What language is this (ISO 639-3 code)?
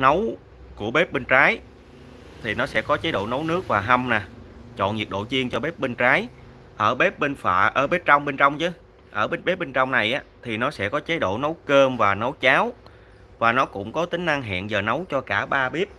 vie